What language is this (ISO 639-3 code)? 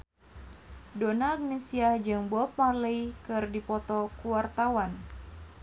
sun